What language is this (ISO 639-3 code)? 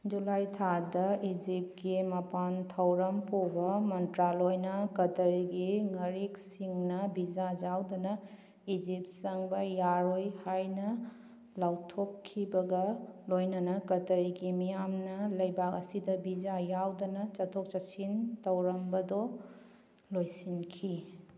mni